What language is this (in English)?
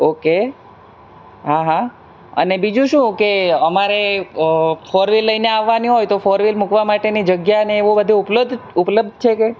Gujarati